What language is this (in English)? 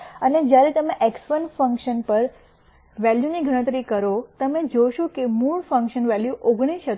Gujarati